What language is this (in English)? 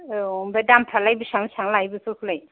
Bodo